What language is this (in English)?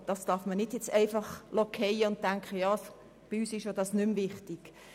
Swiss German